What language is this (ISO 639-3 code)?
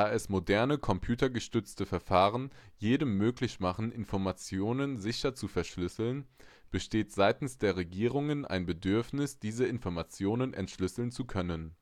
deu